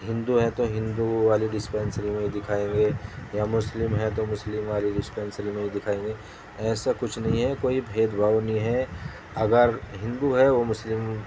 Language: Urdu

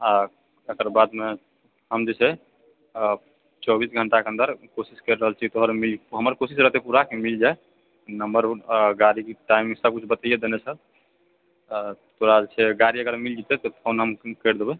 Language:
Maithili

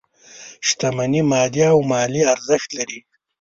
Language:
Pashto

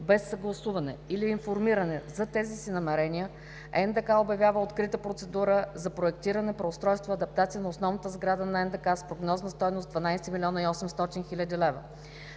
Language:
Bulgarian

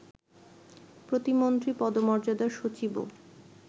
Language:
Bangla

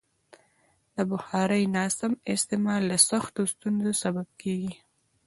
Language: Pashto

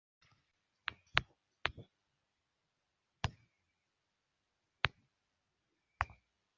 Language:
Thai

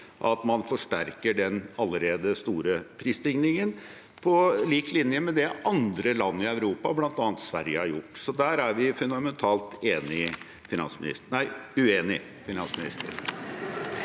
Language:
Norwegian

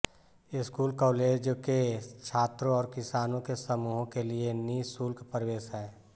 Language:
Hindi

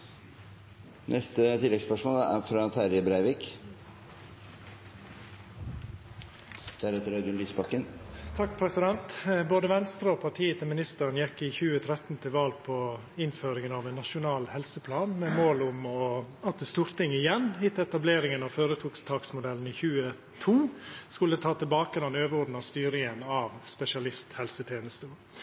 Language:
Norwegian Nynorsk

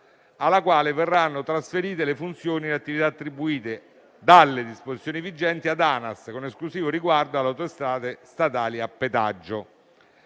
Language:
Italian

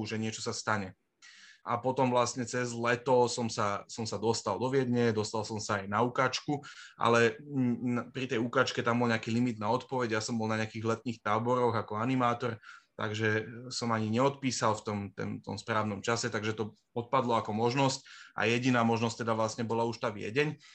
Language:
Slovak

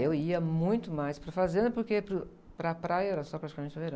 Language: Portuguese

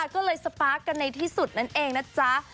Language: Thai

